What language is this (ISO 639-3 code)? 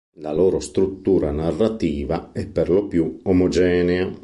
ita